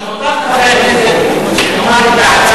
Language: Hebrew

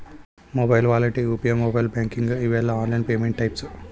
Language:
Kannada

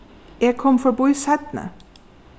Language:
Faroese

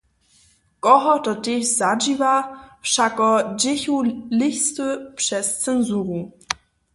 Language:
Upper Sorbian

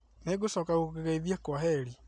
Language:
Kikuyu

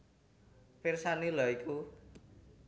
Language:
Javanese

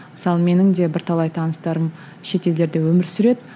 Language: Kazakh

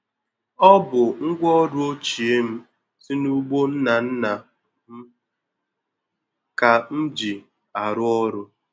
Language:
Igbo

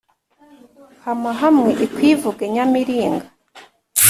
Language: Kinyarwanda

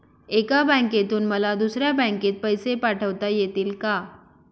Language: Marathi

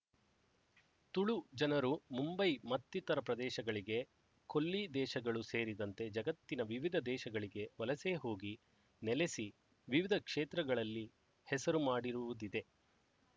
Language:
Kannada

